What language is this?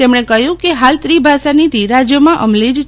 Gujarati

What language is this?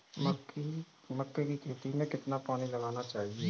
Hindi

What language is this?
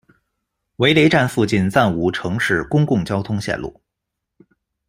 Chinese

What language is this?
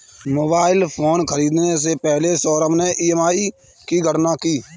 Hindi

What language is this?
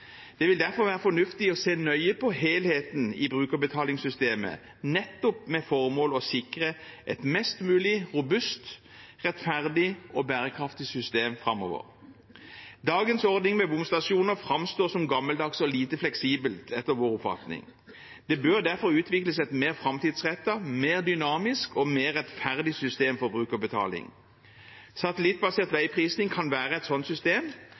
Norwegian Bokmål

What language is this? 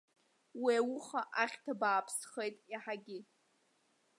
Abkhazian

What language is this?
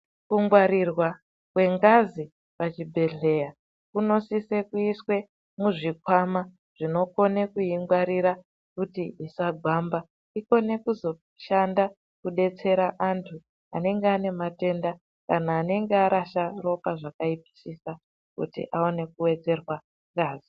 Ndau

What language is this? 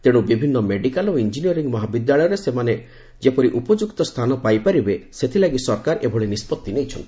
Odia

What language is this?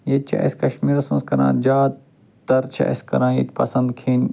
Kashmiri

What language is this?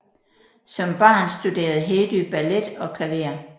Danish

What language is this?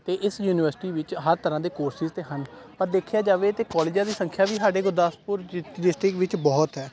Punjabi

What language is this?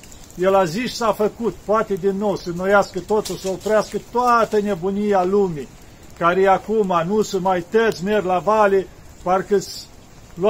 Romanian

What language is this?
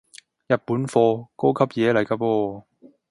Cantonese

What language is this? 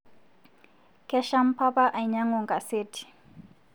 Masai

